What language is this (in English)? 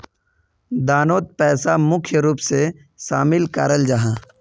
Magahi